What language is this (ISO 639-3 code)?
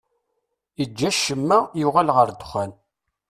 kab